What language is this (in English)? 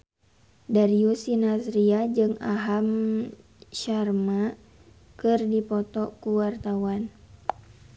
Sundanese